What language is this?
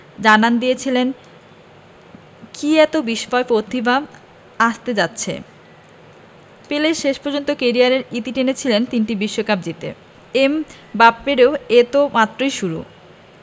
Bangla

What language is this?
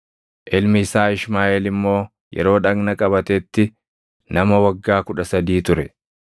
Oromo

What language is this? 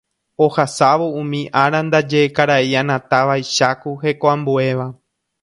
Guarani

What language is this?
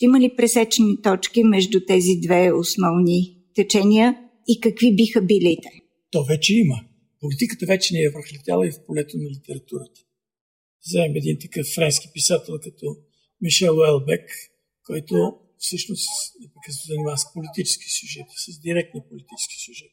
Bulgarian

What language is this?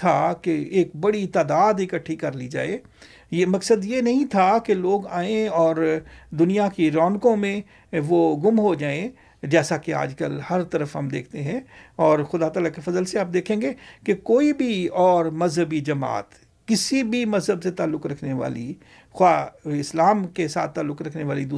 Urdu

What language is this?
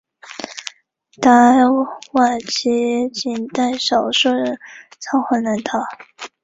Chinese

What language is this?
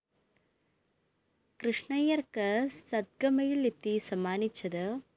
Malayalam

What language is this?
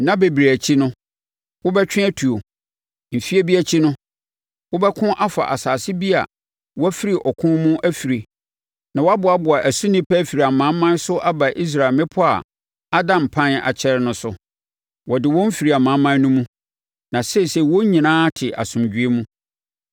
Akan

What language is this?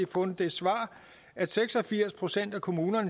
Danish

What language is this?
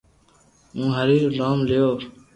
Loarki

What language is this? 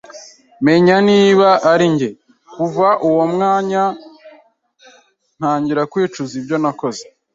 Kinyarwanda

